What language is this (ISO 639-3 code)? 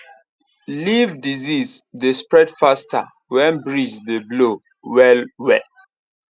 pcm